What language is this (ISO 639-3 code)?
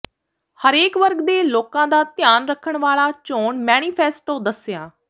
pan